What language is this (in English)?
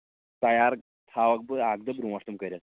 Kashmiri